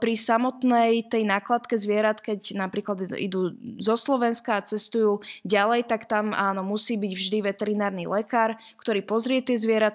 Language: Slovak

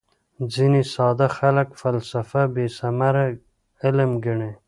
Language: Pashto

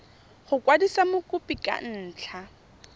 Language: Tswana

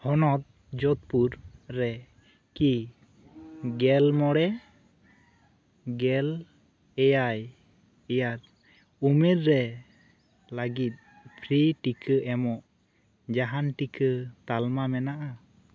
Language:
Santali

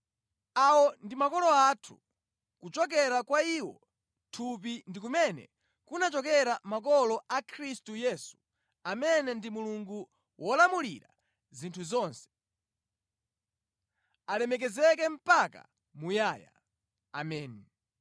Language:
Nyanja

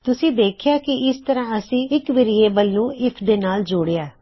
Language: Punjabi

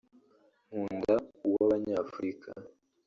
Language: Kinyarwanda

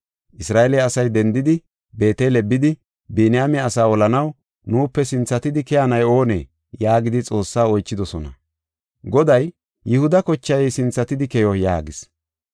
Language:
Gofa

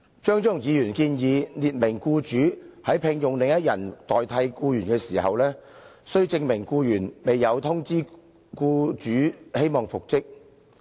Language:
Cantonese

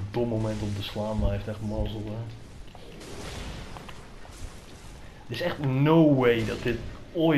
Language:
Dutch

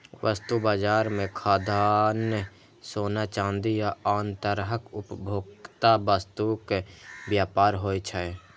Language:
Maithili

